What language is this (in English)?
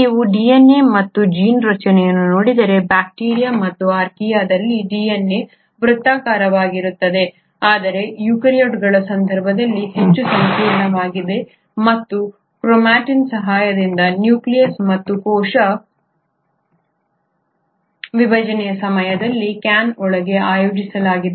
Kannada